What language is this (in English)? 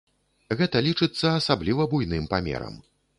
Belarusian